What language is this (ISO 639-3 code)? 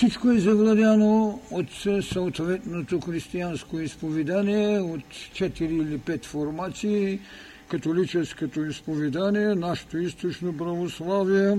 bul